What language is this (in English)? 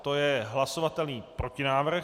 Czech